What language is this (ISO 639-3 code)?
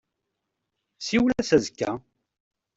kab